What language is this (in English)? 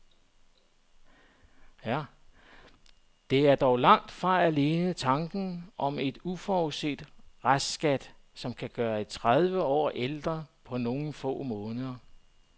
Danish